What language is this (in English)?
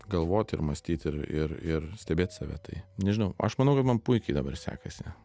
Lithuanian